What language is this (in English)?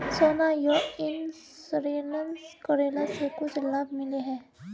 Magahi